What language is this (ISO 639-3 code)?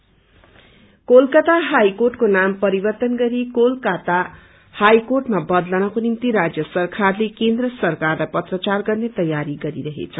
nep